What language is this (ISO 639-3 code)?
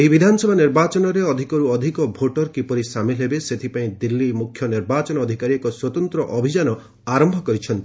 ori